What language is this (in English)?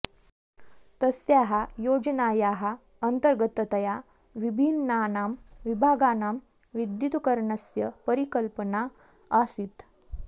Sanskrit